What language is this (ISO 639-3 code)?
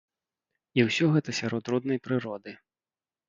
bel